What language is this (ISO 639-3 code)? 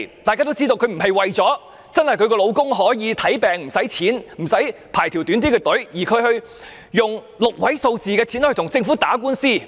yue